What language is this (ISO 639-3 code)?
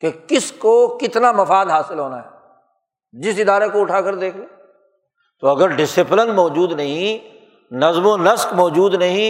urd